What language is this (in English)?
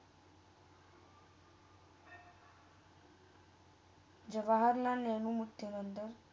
Marathi